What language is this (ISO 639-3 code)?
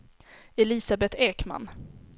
swe